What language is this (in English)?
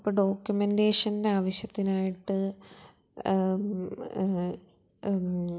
Malayalam